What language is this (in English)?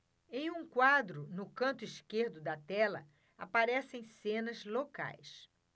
Portuguese